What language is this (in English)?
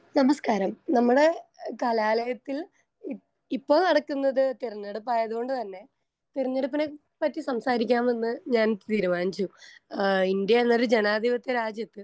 Malayalam